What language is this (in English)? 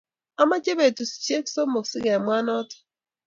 Kalenjin